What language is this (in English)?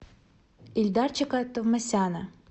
Russian